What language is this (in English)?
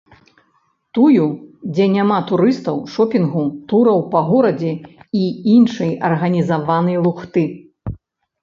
Belarusian